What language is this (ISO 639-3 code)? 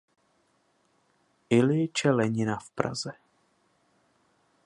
ces